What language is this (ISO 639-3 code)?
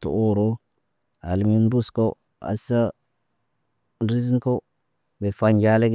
mne